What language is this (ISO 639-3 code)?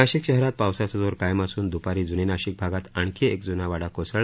mar